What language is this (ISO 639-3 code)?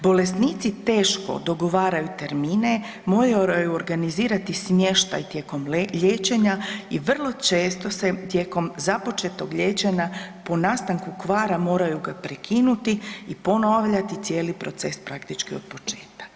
hrv